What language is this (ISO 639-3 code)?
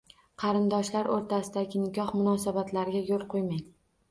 uzb